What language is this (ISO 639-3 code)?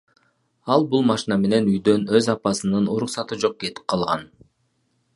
kir